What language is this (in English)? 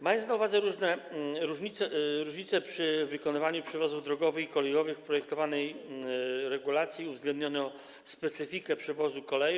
Polish